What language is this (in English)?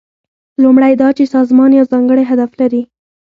Pashto